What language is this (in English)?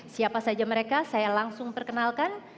Indonesian